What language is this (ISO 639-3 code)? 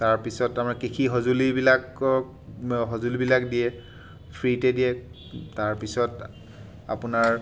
asm